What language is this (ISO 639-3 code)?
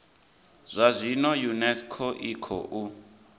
ven